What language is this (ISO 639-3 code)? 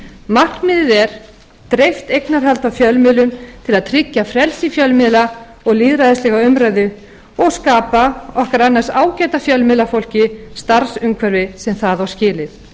isl